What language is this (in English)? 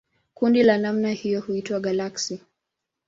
Swahili